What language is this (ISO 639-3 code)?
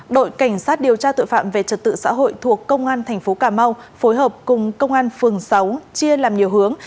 vie